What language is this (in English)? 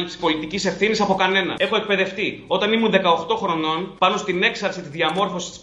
Greek